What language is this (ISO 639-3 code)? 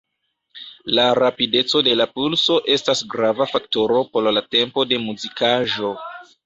epo